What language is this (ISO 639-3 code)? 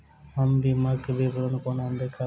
mai